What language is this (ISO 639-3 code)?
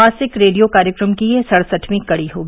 hin